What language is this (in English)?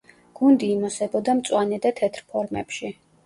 Georgian